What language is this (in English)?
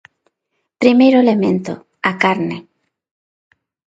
Galician